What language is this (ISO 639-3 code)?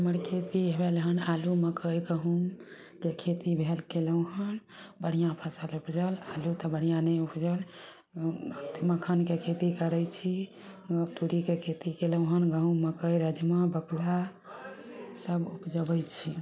mai